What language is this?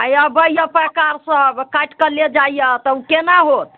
Maithili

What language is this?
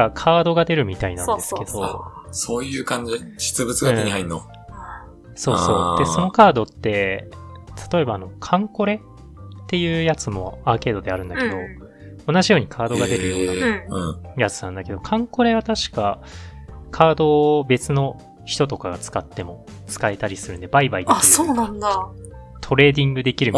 Japanese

